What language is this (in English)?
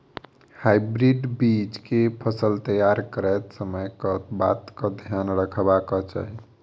Maithili